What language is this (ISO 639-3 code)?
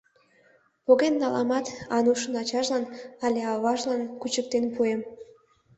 chm